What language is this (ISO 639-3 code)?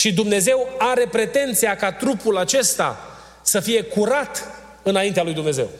ron